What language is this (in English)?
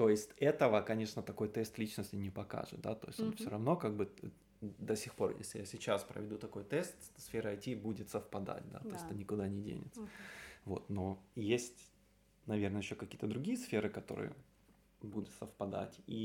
Russian